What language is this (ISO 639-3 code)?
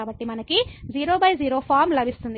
tel